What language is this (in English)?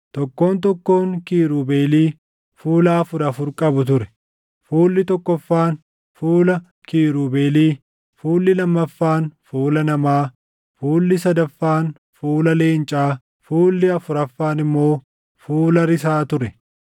Oromo